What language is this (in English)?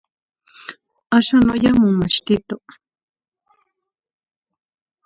Zacatlán-Ahuacatlán-Tepetzintla Nahuatl